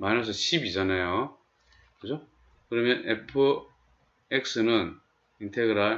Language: Korean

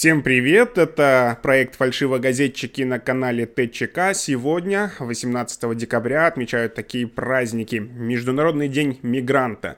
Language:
Russian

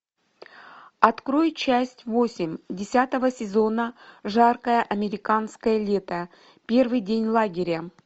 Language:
Russian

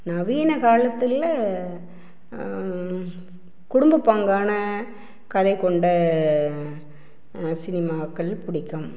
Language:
Tamil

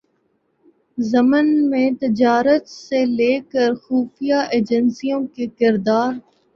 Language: Urdu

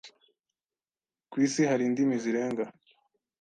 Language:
Kinyarwanda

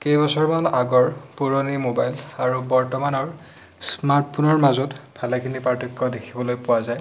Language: Assamese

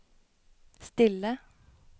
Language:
Norwegian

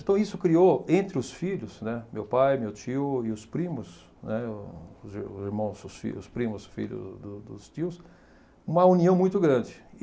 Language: Portuguese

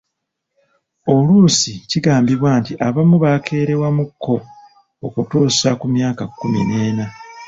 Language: Ganda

